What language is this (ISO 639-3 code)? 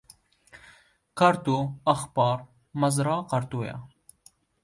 kur